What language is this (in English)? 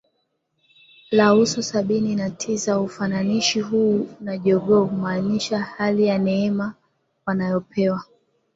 Swahili